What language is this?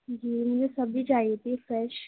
Urdu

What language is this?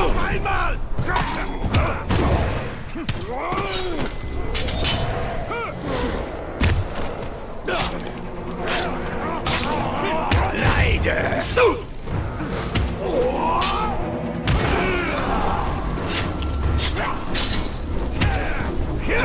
German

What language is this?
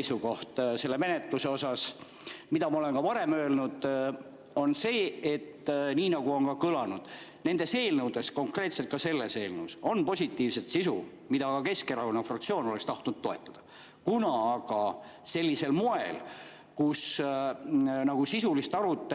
Estonian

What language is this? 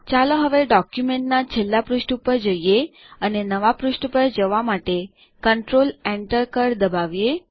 Gujarati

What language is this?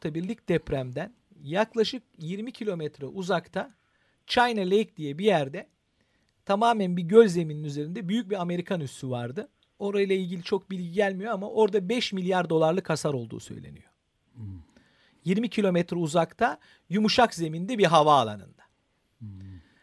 Turkish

